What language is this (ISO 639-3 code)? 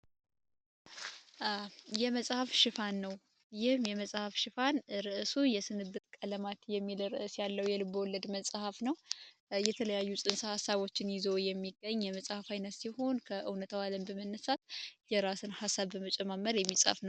amh